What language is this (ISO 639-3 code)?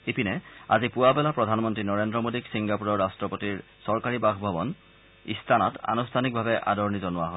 asm